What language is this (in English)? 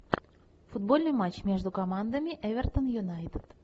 Russian